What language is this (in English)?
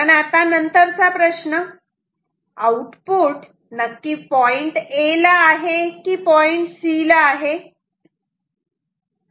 Marathi